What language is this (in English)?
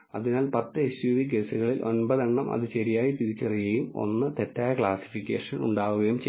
Malayalam